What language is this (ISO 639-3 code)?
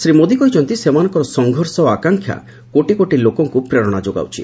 ori